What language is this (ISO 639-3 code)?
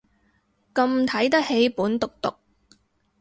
yue